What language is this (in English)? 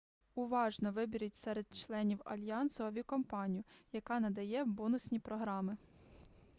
Ukrainian